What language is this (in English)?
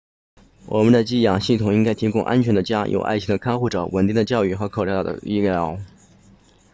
Chinese